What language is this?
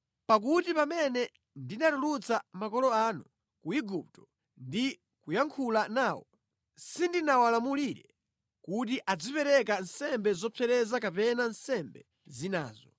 Nyanja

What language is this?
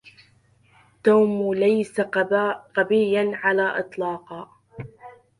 Arabic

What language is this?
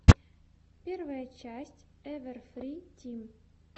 Russian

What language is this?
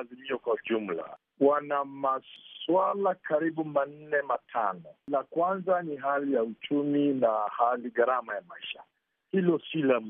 Swahili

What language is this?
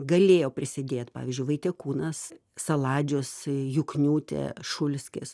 Lithuanian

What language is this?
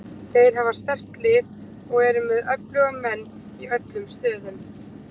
Icelandic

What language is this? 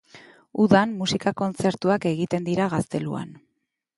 Basque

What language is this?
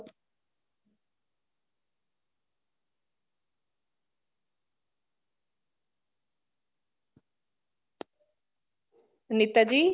Punjabi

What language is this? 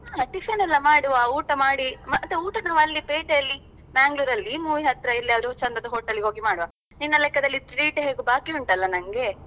Kannada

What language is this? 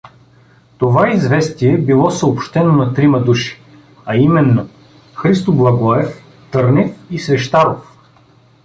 Bulgarian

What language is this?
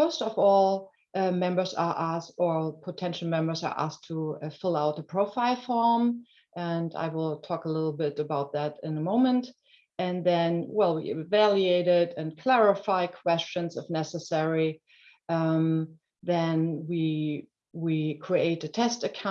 English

